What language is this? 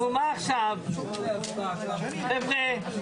Hebrew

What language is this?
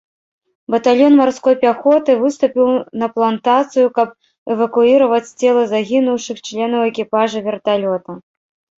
Belarusian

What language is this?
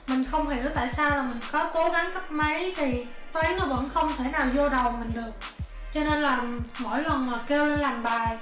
Vietnamese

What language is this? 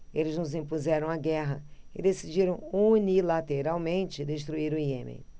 Portuguese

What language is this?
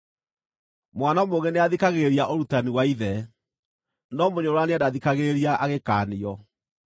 Kikuyu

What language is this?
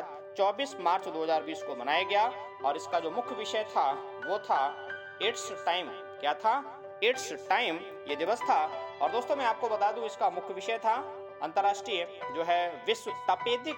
Hindi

